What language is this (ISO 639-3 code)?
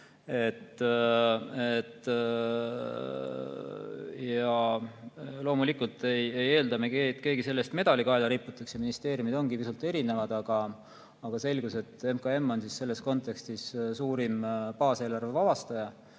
est